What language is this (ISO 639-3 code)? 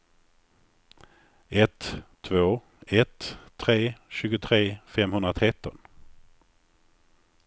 swe